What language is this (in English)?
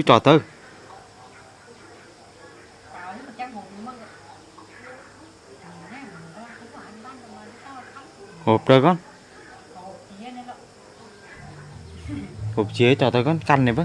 Vietnamese